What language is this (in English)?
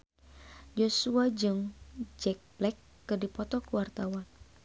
Sundanese